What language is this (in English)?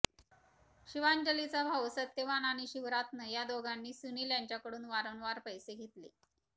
Marathi